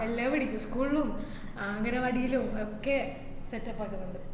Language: Malayalam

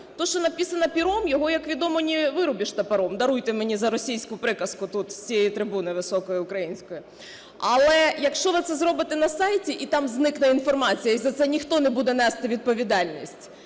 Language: Ukrainian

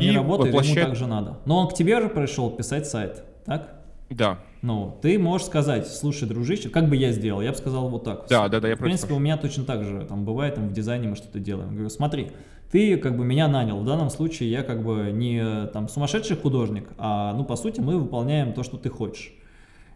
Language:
Russian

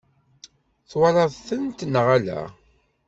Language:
Kabyle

